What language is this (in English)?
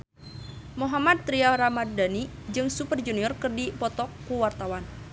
Sundanese